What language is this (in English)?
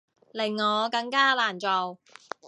Cantonese